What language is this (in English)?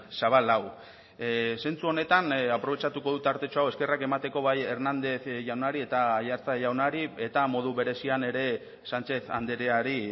Basque